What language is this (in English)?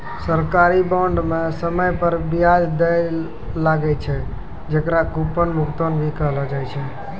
Maithili